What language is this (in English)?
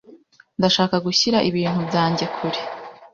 Kinyarwanda